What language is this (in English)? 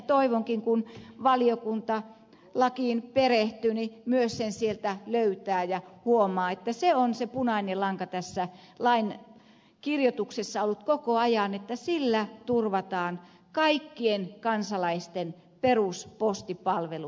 Finnish